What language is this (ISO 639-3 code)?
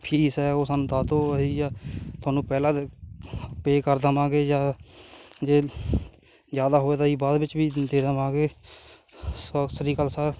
pan